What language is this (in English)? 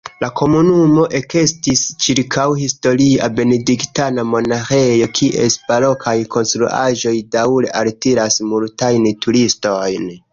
Esperanto